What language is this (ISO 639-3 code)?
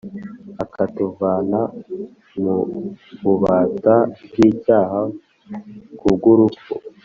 kin